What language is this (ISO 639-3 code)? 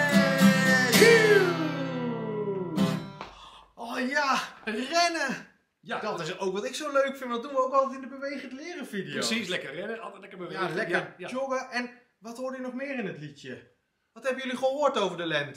nld